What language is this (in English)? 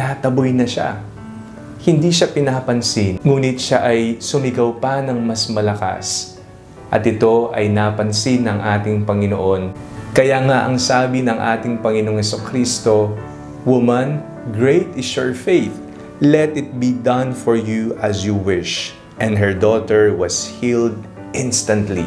Filipino